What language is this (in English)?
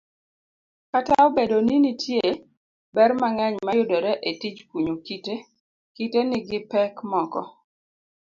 Luo (Kenya and Tanzania)